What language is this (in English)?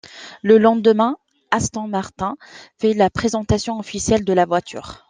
French